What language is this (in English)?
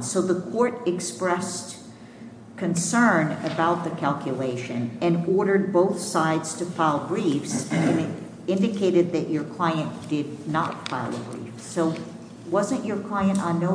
English